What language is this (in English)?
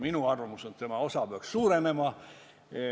Estonian